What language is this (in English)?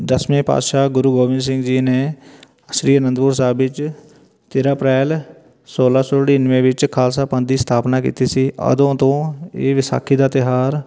Punjabi